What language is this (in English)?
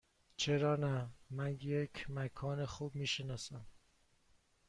Persian